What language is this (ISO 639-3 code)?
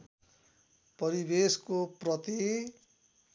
nep